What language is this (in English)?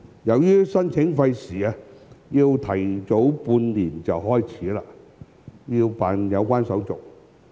Cantonese